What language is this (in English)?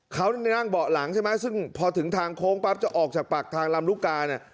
Thai